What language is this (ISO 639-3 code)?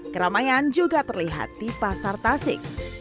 ind